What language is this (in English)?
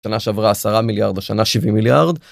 Hebrew